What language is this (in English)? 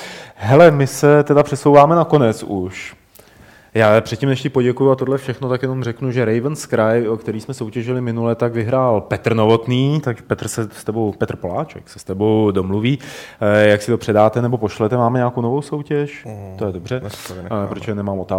Czech